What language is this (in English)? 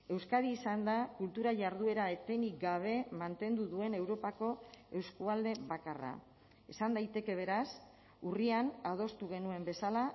Basque